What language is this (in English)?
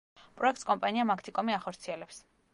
Georgian